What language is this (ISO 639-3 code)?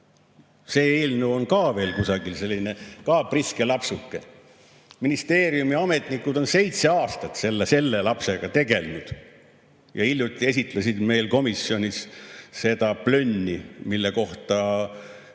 est